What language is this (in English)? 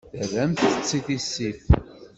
Kabyle